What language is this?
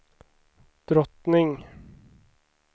Swedish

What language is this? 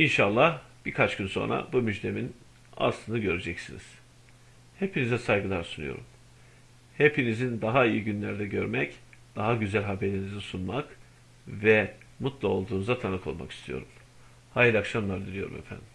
Turkish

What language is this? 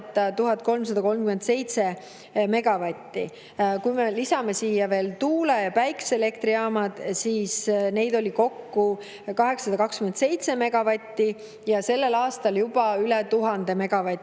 Estonian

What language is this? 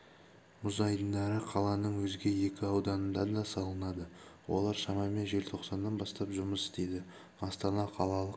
Kazakh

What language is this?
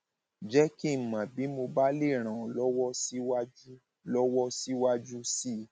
Yoruba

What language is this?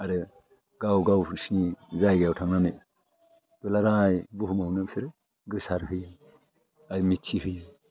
Bodo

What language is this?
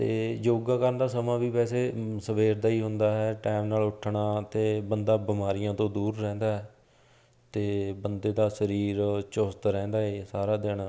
Punjabi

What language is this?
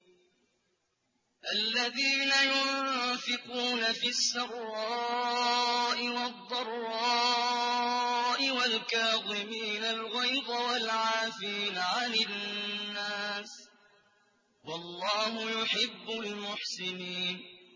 Arabic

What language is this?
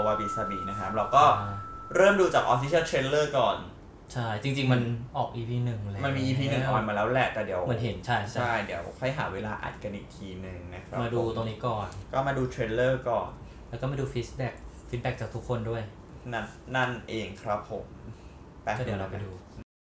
Thai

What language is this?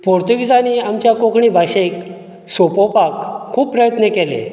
Konkani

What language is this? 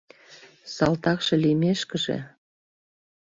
Mari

